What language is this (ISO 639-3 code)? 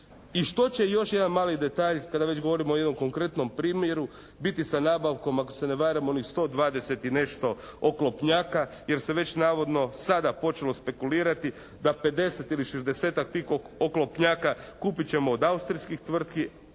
hrv